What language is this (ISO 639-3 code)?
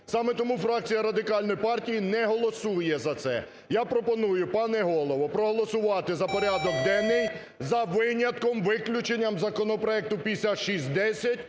ukr